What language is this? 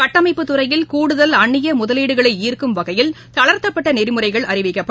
Tamil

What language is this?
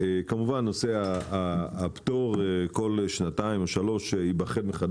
Hebrew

